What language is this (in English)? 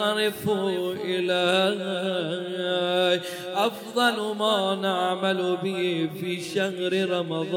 Arabic